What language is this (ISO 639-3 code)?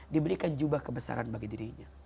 ind